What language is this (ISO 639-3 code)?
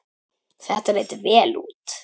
isl